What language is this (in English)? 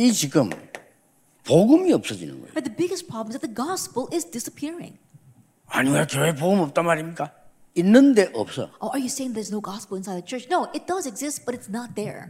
Korean